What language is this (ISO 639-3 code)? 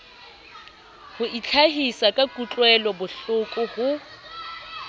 sot